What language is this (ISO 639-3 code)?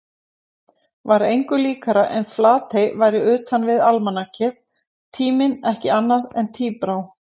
isl